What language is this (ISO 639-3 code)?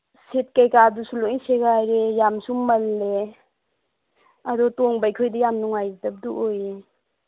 mni